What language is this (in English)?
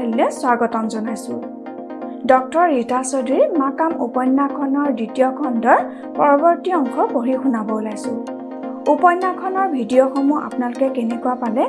Assamese